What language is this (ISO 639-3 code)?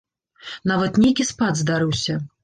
bel